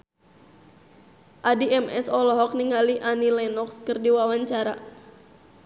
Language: Sundanese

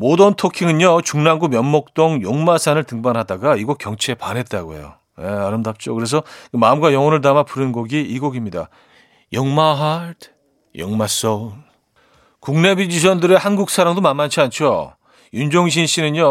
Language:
Korean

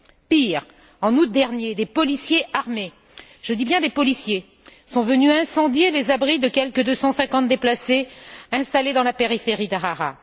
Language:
French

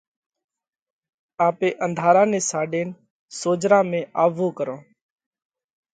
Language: Parkari Koli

